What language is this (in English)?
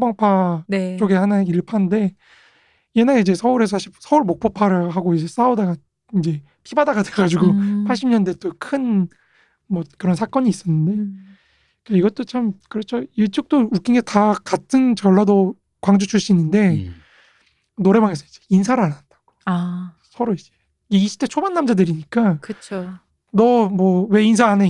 Korean